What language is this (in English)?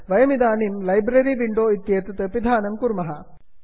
Sanskrit